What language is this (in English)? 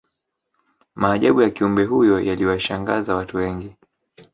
Swahili